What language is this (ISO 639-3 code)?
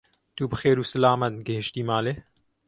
kur